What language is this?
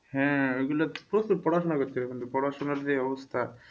Bangla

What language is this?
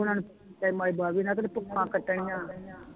Punjabi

